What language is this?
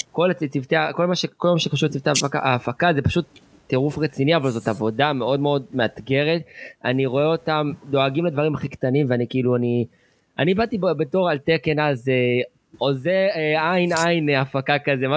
Hebrew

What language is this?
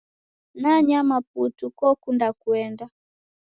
Taita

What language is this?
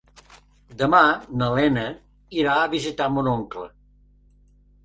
Catalan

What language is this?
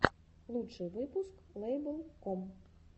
Russian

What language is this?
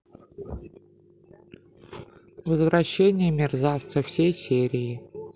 Russian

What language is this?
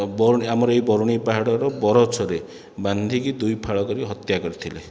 Odia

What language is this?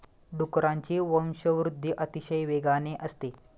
Marathi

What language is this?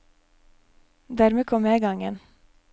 Norwegian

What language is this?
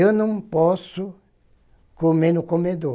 Portuguese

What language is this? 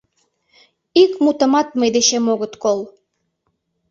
Mari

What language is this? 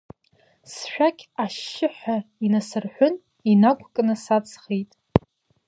Abkhazian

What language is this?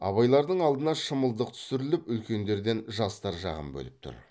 Kazakh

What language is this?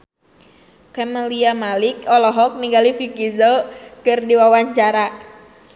Sundanese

